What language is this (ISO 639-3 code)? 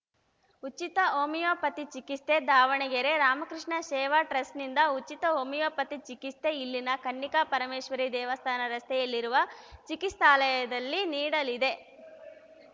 kan